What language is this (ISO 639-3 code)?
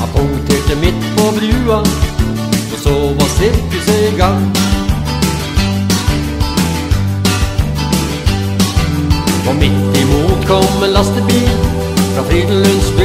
nor